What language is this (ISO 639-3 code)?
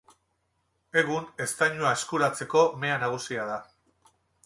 eus